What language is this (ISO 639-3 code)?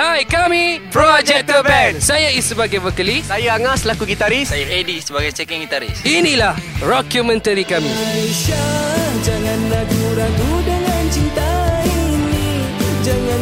msa